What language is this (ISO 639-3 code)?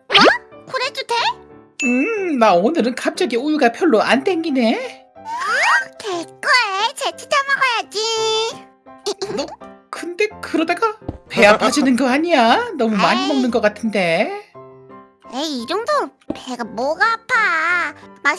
kor